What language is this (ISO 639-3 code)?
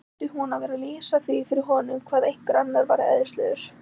isl